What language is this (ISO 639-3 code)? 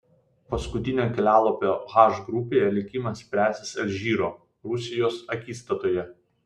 lit